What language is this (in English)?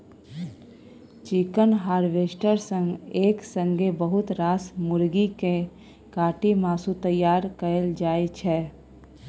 Maithili